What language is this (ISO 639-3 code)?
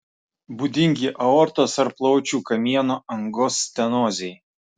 lit